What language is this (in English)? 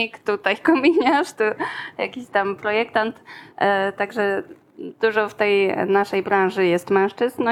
Polish